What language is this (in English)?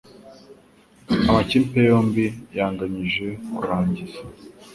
Kinyarwanda